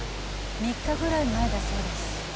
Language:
Japanese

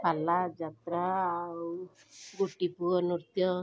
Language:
Odia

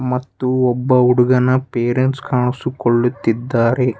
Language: Kannada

